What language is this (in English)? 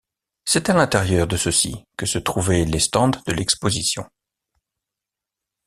French